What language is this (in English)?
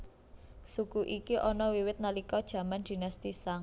Javanese